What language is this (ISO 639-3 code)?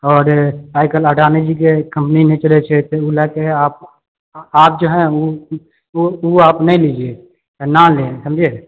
mai